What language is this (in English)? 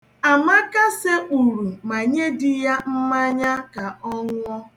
Igbo